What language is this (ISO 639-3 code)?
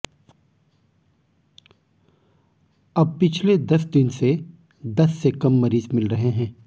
hin